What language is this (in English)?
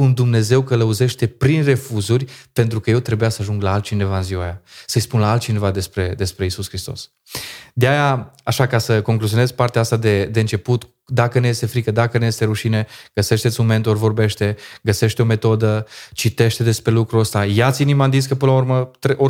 Romanian